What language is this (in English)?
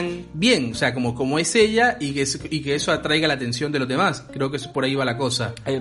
Spanish